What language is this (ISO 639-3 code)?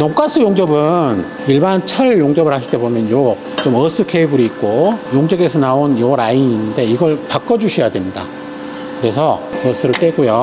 kor